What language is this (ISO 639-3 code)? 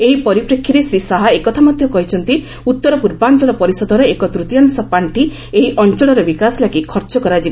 ori